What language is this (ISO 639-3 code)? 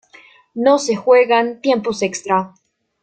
spa